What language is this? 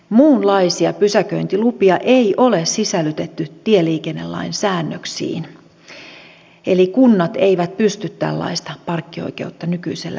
Finnish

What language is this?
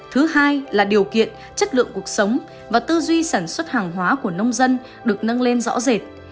Vietnamese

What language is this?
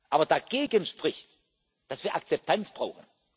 German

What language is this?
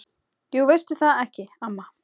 Icelandic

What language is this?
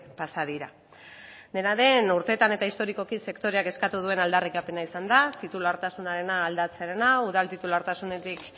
Basque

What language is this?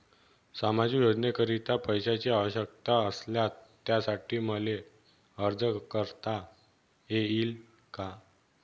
Marathi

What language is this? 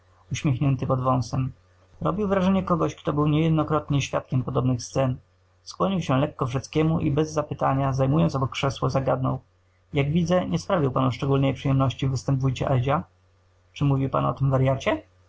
Polish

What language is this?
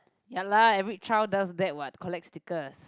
English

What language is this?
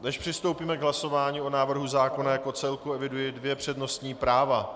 Czech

